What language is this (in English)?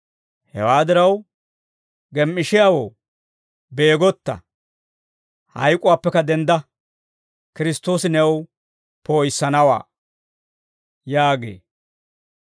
Dawro